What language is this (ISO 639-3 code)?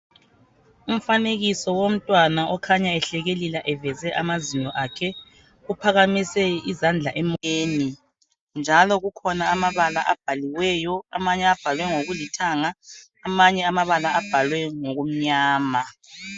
nde